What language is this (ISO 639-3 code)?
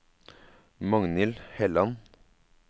nor